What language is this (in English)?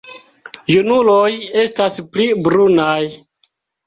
Esperanto